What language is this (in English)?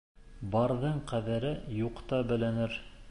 Bashkir